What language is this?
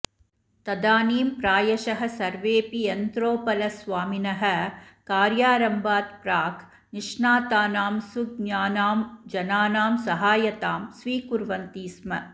Sanskrit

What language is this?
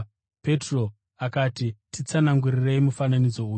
Shona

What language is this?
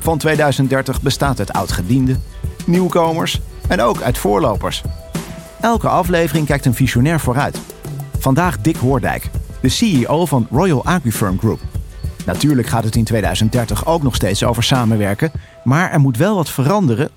Dutch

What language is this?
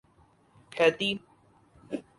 Urdu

